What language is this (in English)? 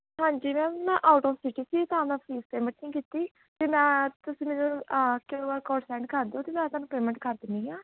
Punjabi